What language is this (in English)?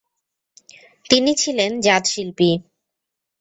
Bangla